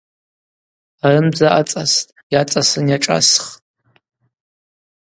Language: Abaza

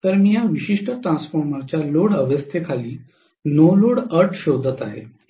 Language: Marathi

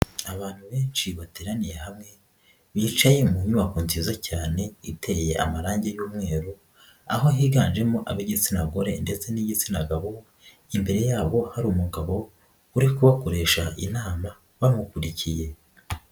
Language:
Kinyarwanda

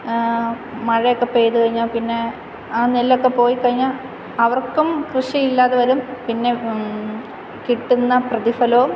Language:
Malayalam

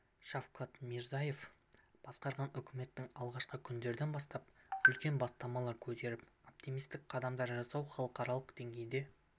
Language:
Kazakh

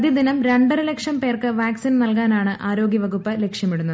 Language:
Malayalam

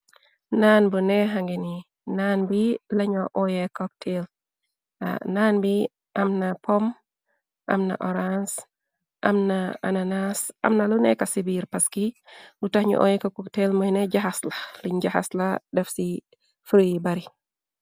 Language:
Wolof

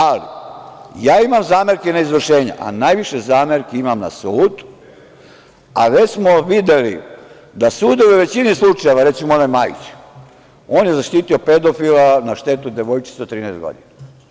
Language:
Serbian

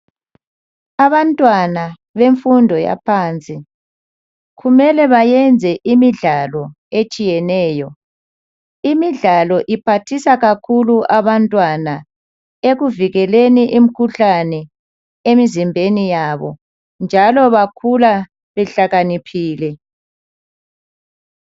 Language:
North Ndebele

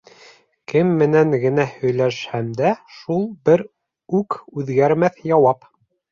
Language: Bashkir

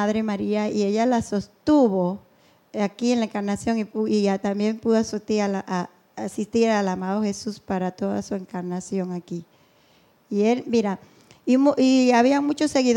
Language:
Spanish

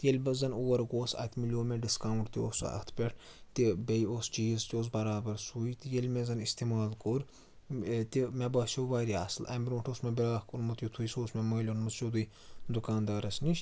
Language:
Kashmiri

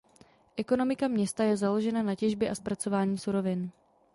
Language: Czech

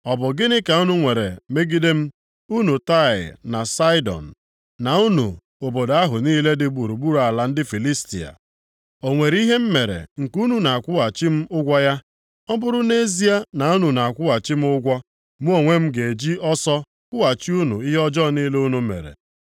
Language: Igbo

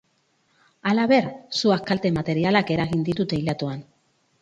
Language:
Basque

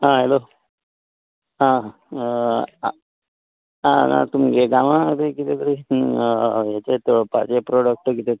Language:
Konkani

